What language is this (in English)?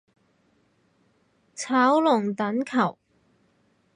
Cantonese